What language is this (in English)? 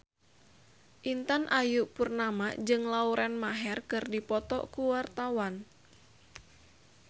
Sundanese